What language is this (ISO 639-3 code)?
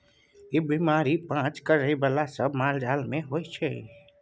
mai